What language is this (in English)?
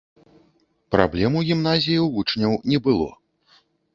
Belarusian